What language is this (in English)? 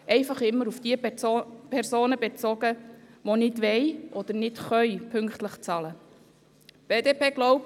Swiss German